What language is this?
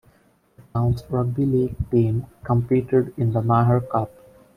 English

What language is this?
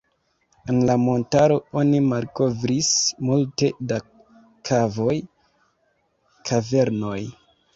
Esperanto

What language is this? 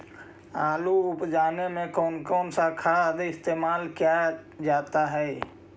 Magahi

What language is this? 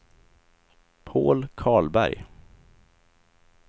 Swedish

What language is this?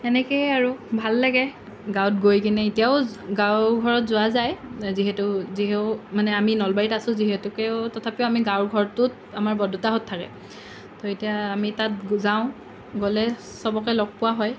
Assamese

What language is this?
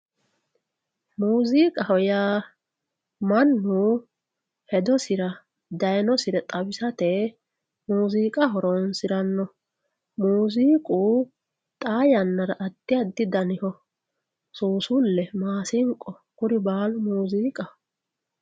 Sidamo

